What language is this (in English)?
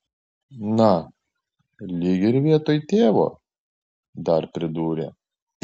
Lithuanian